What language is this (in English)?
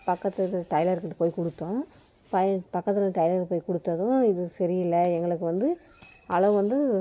Tamil